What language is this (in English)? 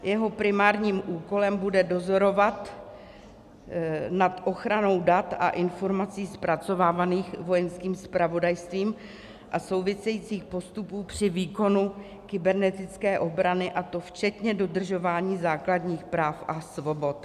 Czech